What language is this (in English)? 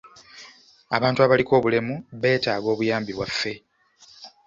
Ganda